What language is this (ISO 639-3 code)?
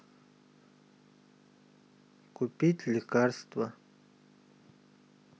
rus